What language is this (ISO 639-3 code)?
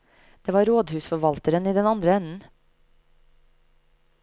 nor